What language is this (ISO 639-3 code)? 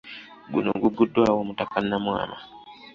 lug